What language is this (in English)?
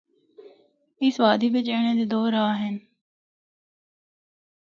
Northern Hindko